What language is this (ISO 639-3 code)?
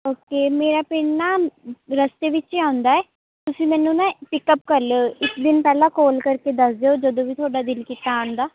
pan